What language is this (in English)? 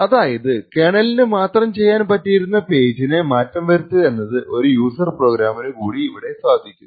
Malayalam